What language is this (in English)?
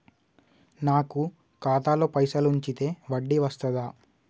Telugu